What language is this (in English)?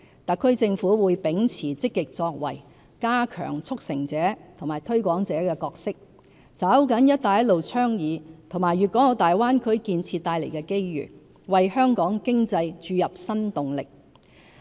Cantonese